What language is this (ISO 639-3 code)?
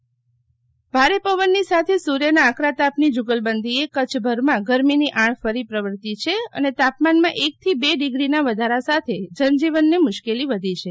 guj